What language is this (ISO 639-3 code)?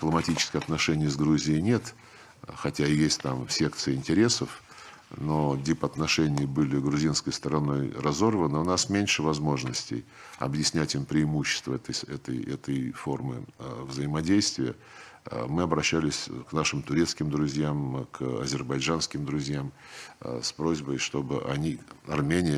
rus